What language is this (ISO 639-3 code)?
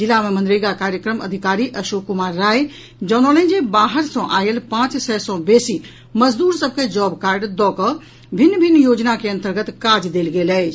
mai